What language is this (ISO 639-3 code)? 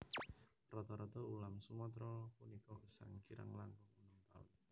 jav